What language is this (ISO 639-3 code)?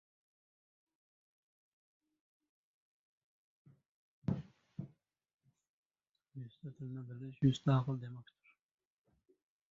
uzb